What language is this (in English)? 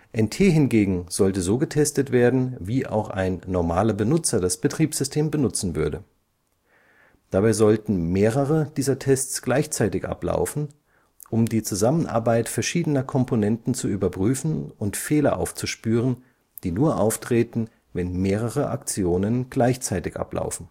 German